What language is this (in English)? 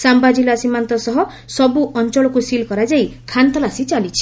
Odia